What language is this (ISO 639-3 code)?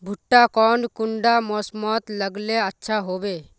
mag